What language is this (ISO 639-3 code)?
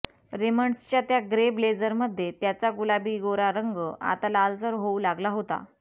mar